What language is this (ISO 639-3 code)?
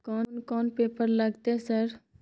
mai